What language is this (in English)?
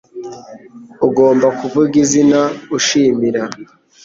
Kinyarwanda